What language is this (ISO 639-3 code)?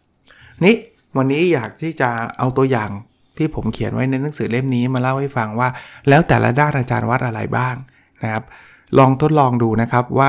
tha